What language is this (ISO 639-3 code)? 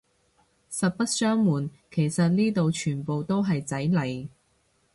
yue